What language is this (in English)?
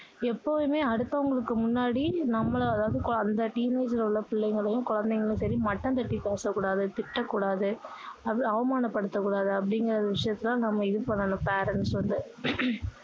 Tamil